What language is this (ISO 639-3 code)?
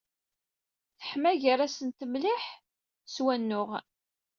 kab